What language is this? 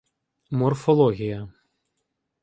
Ukrainian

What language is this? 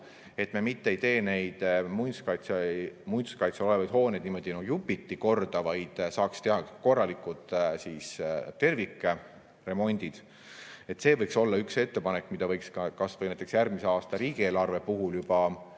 Estonian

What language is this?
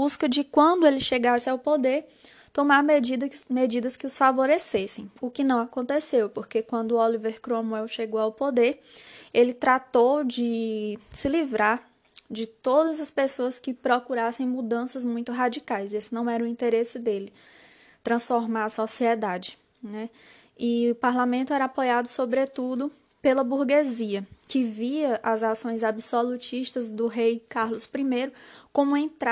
Portuguese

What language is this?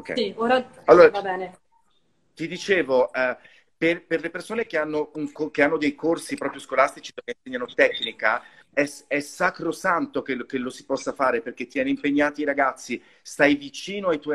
Italian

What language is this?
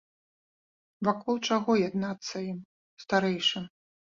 Belarusian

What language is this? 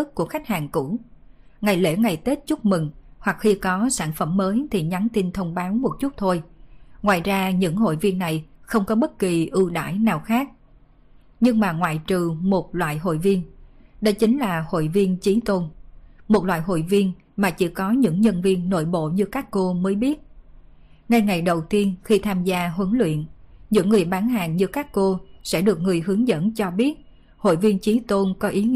Vietnamese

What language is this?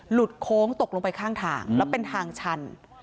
Thai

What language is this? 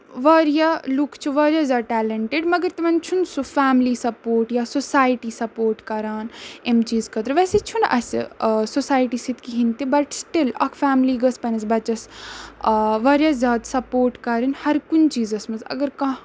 Kashmiri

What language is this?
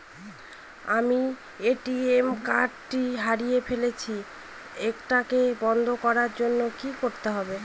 Bangla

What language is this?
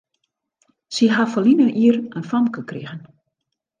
Western Frisian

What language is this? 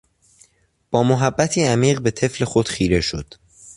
Persian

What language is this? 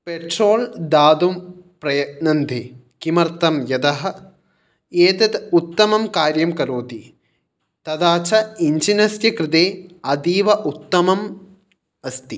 Sanskrit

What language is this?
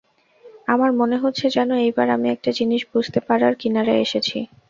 Bangla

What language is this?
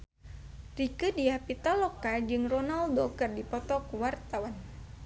Sundanese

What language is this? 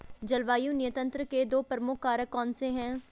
Hindi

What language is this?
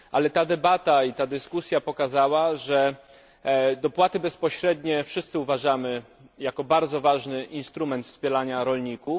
Polish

